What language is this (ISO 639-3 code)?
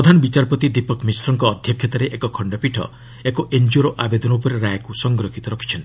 ori